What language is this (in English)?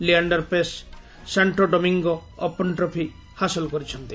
Odia